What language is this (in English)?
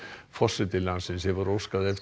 Icelandic